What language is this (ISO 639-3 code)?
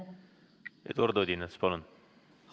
est